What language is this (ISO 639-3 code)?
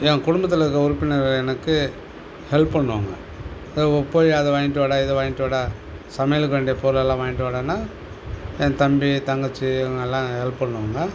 tam